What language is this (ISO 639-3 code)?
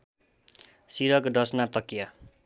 nep